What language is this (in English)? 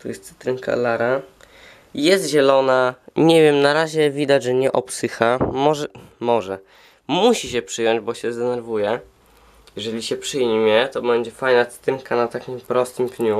Polish